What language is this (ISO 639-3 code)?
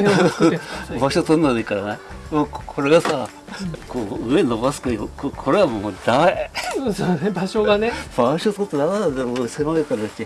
jpn